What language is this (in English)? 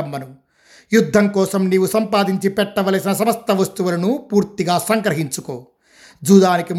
Telugu